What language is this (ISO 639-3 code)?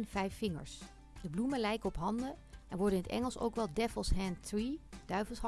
nld